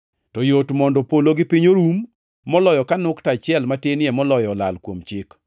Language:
Luo (Kenya and Tanzania)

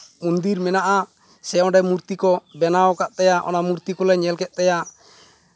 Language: Santali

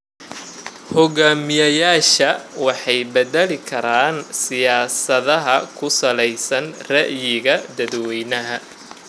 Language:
Somali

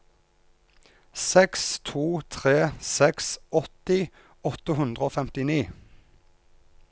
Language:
Norwegian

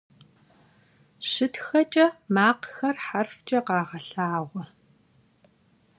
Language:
Kabardian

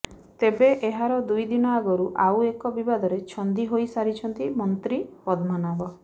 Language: Odia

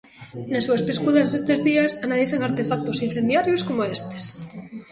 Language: Galician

